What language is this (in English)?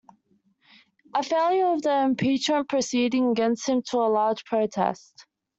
English